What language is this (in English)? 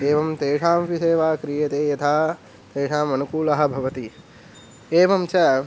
Sanskrit